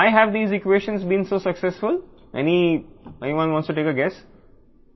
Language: Telugu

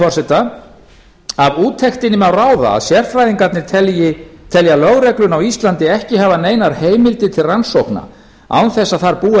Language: Icelandic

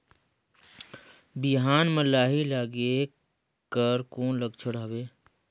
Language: Chhattisgarhi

